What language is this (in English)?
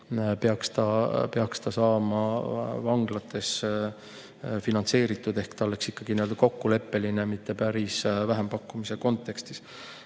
Estonian